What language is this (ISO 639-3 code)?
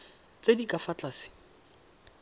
tsn